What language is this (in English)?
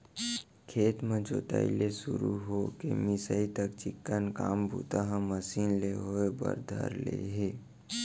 Chhattisgarhi